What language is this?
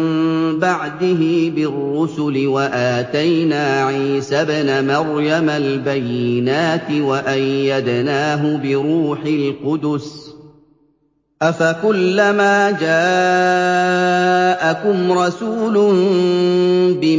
Arabic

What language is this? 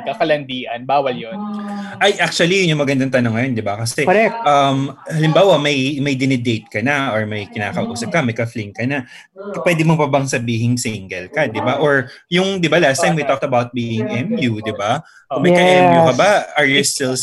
Filipino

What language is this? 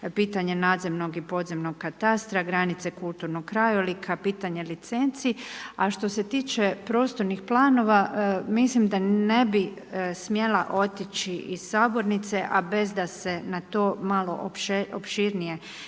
Croatian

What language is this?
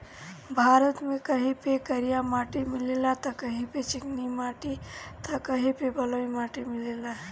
Bhojpuri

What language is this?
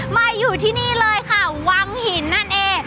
Thai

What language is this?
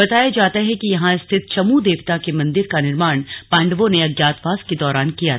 Hindi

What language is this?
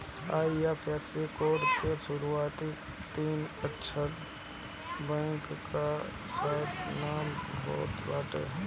Bhojpuri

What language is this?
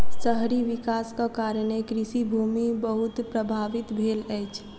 Maithili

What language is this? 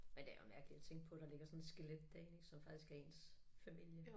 Danish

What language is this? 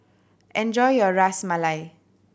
English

